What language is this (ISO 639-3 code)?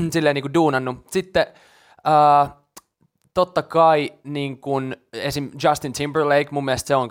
fin